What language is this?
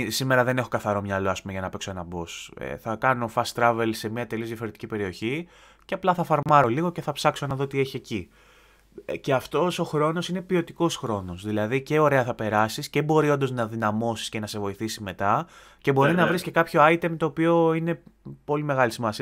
Greek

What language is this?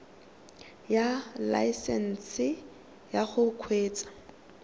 Tswana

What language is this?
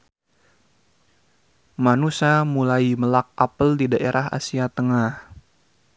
Sundanese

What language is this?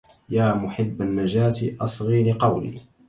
Arabic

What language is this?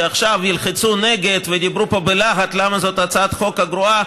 Hebrew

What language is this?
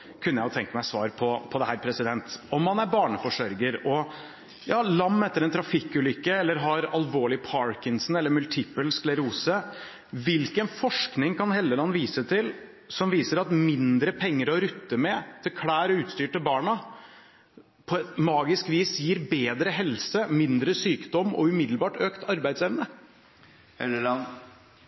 Norwegian Bokmål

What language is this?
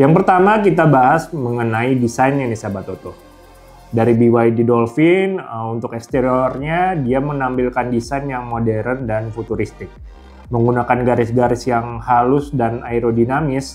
Indonesian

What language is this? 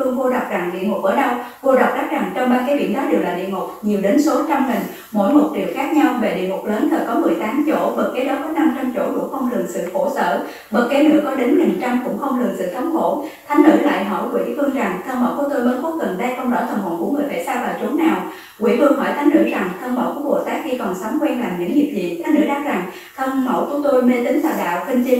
Vietnamese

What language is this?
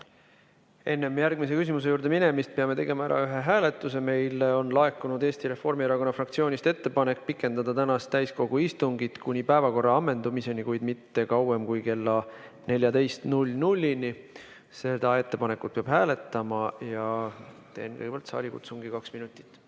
Estonian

